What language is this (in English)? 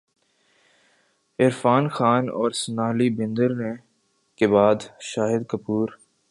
Urdu